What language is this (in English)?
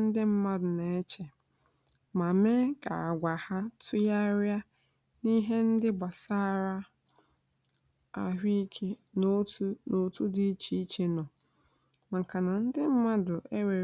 Igbo